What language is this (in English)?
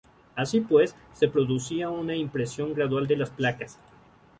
Spanish